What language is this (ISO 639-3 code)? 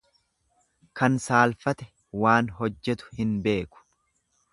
orm